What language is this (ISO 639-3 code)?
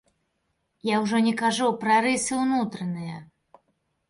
bel